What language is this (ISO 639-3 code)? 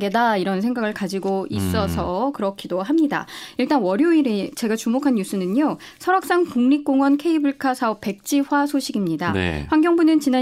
kor